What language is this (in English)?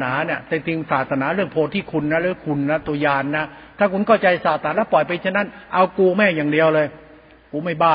Thai